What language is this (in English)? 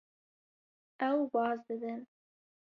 Kurdish